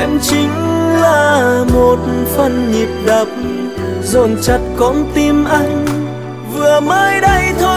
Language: Vietnamese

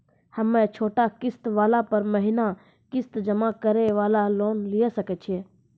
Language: Maithili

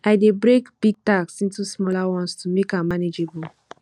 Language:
Nigerian Pidgin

